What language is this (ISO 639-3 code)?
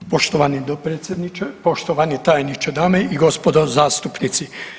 hrv